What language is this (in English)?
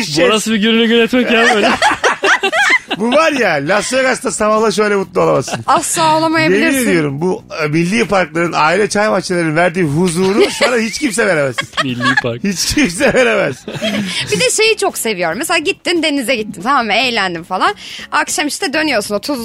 Turkish